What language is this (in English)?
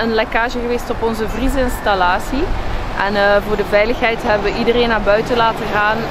Dutch